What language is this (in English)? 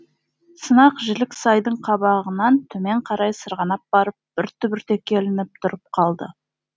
Kazakh